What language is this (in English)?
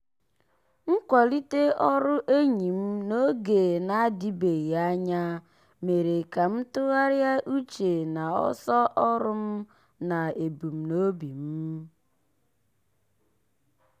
Igbo